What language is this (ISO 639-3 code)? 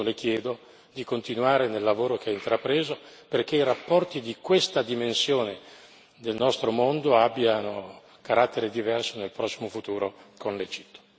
ita